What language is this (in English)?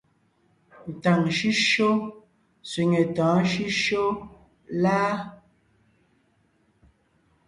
Ngiemboon